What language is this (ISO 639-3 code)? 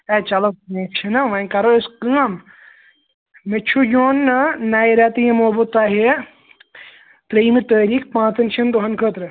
kas